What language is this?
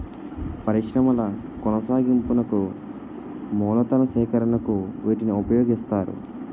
Telugu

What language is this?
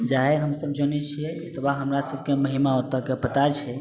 Maithili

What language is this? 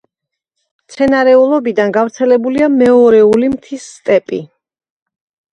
Georgian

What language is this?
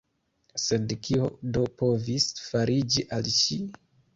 Esperanto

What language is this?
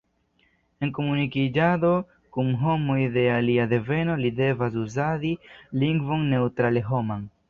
Esperanto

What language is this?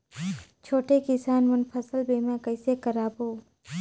Chhattisgarhi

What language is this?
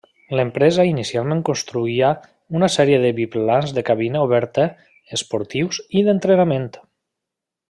Catalan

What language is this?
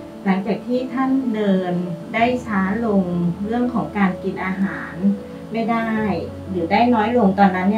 Thai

